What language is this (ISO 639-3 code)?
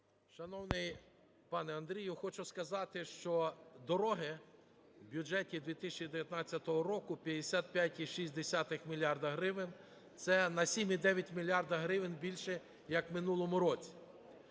ukr